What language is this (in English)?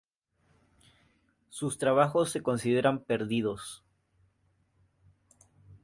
Spanish